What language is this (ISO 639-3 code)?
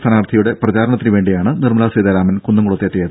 mal